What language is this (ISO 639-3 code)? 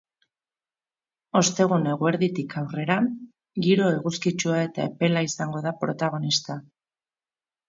eus